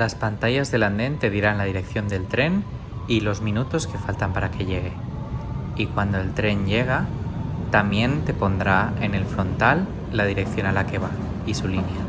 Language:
Spanish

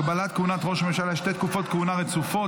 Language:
Hebrew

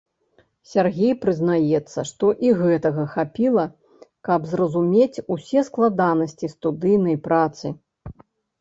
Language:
Belarusian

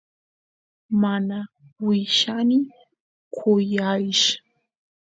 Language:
Santiago del Estero Quichua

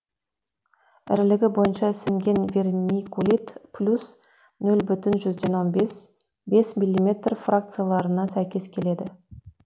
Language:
Kazakh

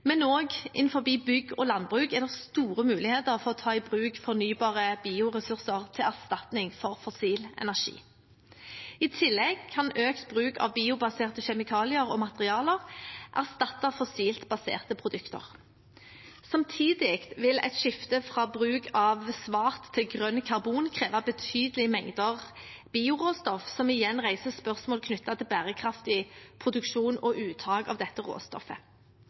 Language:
Norwegian Bokmål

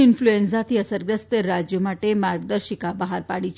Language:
Gujarati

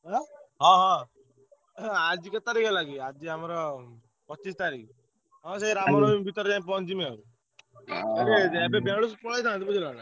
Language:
Odia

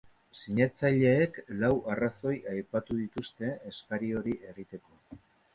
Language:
Basque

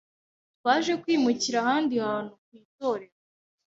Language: Kinyarwanda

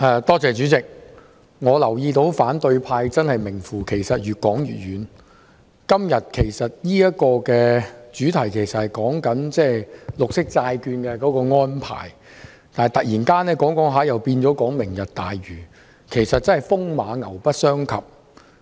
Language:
Cantonese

